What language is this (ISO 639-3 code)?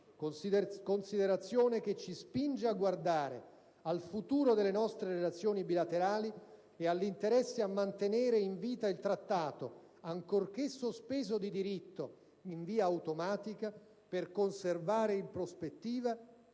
ita